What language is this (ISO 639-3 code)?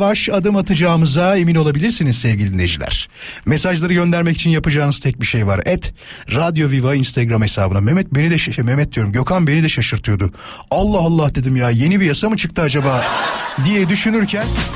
tur